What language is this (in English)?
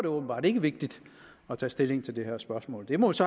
Danish